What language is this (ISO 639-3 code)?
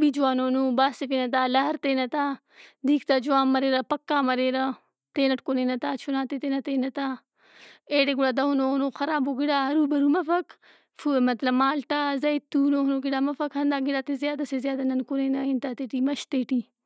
brh